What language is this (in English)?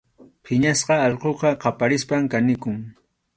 Arequipa-La Unión Quechua